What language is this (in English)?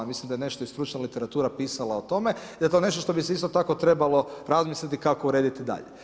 Croatian